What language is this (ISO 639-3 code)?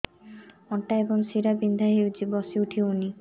ori